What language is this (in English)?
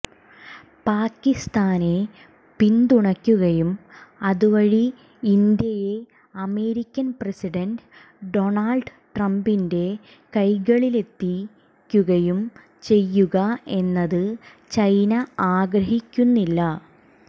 Malayalam